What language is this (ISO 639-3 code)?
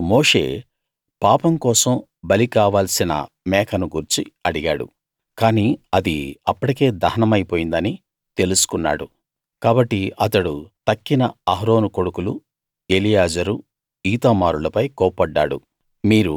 tel